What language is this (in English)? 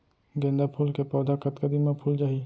Chhattisgarhi